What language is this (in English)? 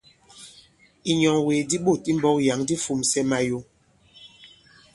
Bankon